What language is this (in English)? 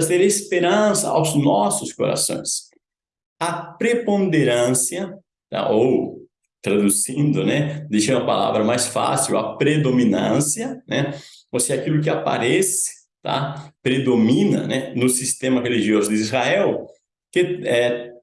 Portuguese